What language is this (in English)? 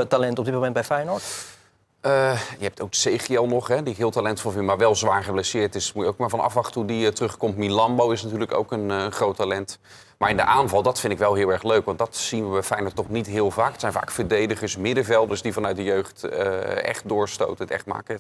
Dutch